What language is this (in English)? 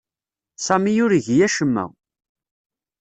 Kabyle